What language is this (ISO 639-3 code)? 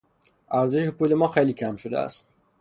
fas